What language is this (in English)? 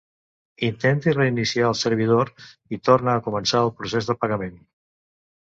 Catalan